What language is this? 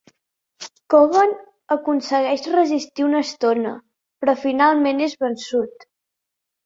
Catalan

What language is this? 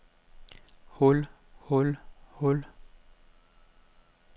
Danish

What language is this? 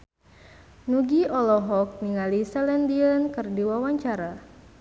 Sundanese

